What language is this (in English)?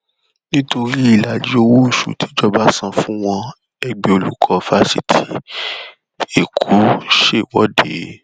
Yoruba